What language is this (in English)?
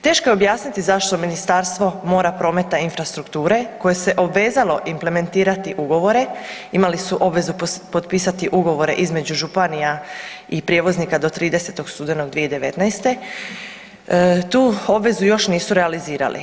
Croatian